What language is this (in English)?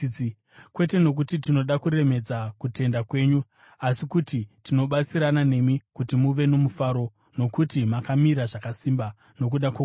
Shona